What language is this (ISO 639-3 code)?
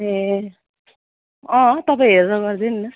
nep